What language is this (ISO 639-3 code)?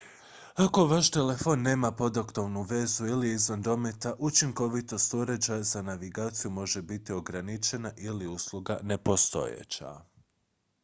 hrv